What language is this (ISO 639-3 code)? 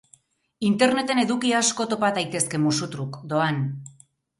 eus